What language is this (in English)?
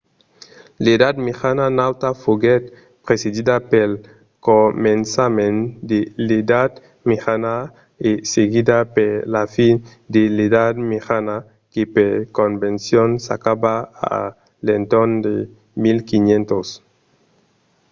Occitan